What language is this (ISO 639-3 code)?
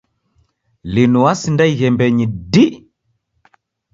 dav